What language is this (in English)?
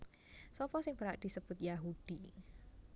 Javanese